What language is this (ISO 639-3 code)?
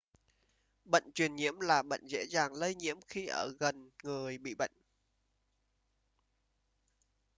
vie